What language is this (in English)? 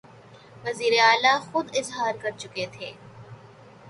Urdu